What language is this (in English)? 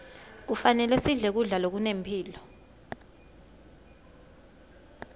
Swati